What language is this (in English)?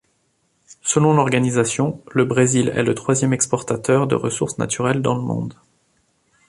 French